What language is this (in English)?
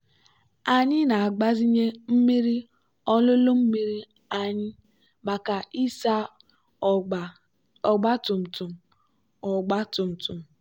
Igbo